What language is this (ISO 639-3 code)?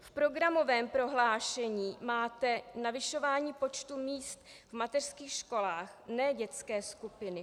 ces